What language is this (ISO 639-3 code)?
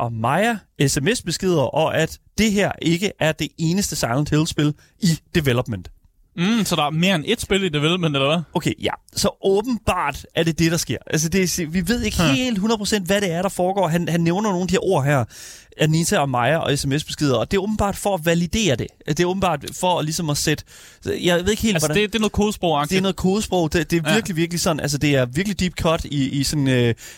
dan